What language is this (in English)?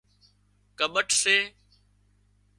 Wadiyara Koli